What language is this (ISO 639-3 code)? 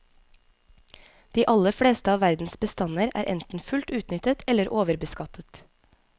nor